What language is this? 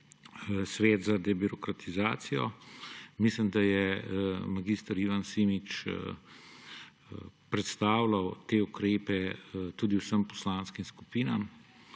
Slovenian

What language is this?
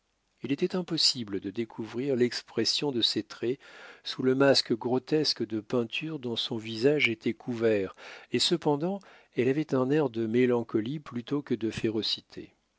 French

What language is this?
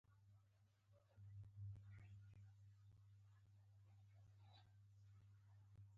Pashto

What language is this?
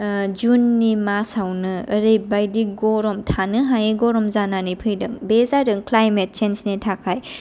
Bodo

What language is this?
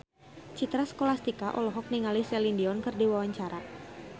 Sundanese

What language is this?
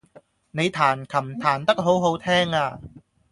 Cantonese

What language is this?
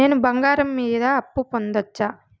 Telugu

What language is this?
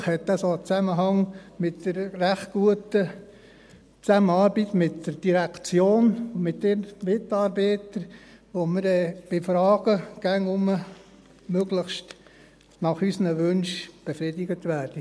Swiss German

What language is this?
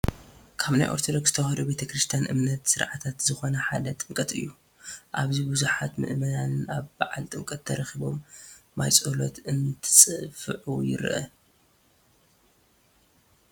Tigrinya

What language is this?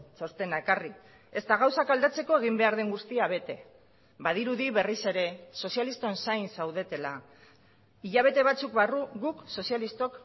Basque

